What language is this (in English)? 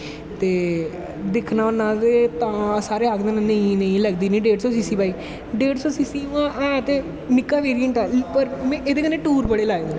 Dogri